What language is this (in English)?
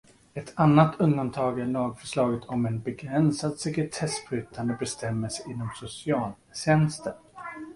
Swedish